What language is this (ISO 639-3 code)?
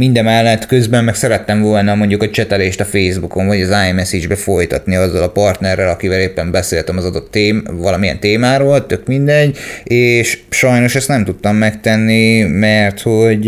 hun